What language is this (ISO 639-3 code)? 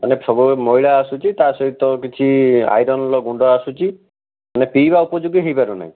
ori